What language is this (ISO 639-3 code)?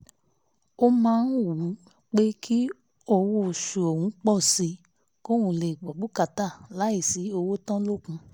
yor